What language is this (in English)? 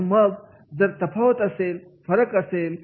Marathi